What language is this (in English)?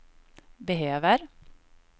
Swedish